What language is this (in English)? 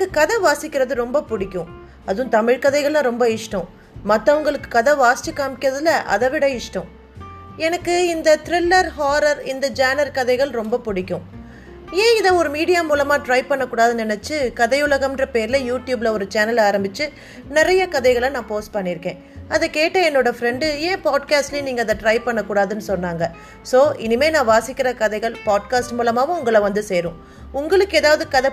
Tamil